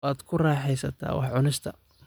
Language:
Somali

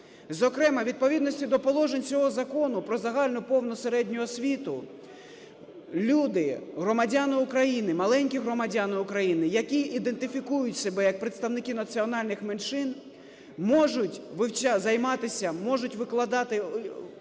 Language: Ukrainian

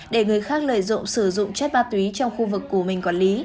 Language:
Vietnamese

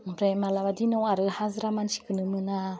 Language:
Bodo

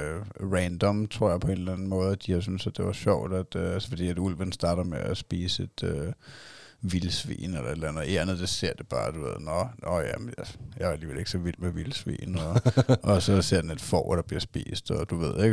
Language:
Danish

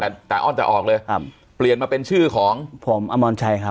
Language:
Thai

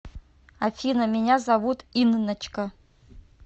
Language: Russian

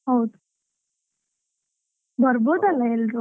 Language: Kannada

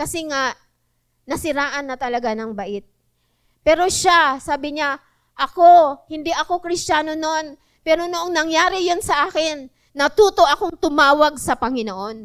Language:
Filipino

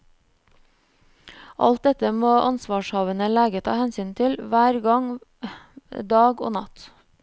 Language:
Norwegian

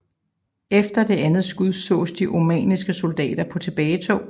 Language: Danish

